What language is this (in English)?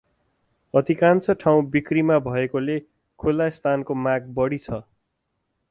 Nepali